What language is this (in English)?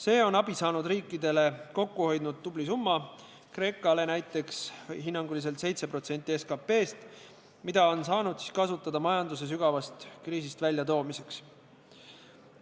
Estonian